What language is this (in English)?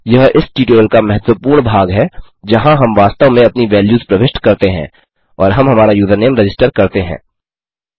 Hindi